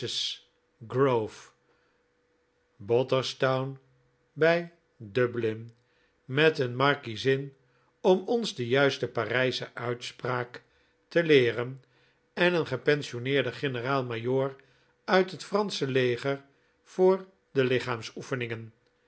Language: Dutch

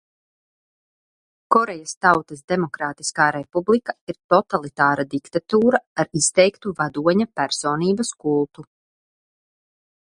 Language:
Latvian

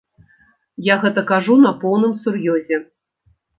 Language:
Belarusian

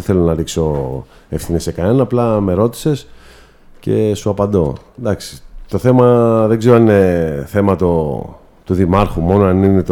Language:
Greek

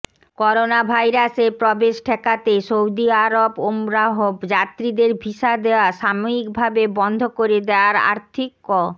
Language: Bangla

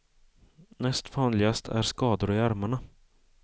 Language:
Swedish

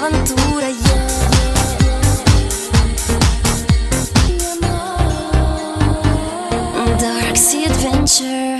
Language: Portuguese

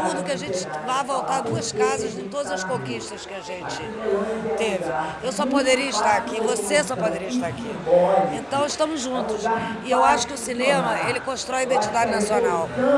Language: Portuguese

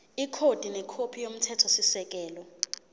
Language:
Zulu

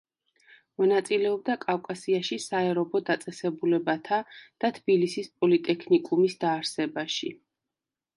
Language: Georgian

